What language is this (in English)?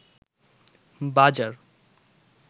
Bangla